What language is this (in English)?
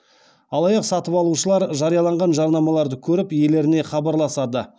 Kazakh